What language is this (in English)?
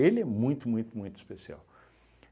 Portuguese